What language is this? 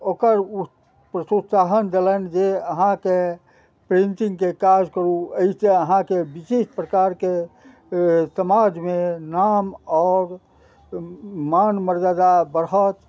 Maithili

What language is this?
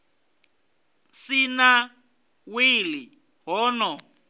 Venda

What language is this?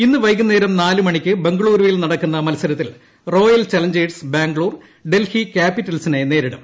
Malayalam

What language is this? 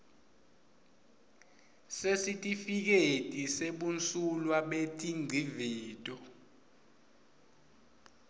Swati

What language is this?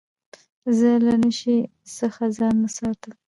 Pashto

